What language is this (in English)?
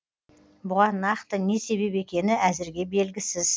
Kazakh